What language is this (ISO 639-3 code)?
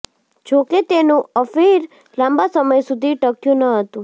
guj